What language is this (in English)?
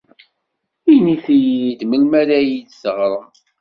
Kabyle